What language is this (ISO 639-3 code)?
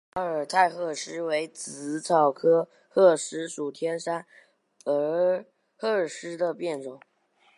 zho